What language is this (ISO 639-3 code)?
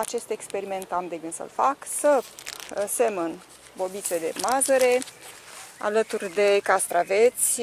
ron